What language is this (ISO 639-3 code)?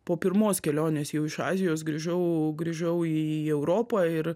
lit